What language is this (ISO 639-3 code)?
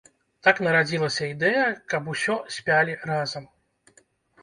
bel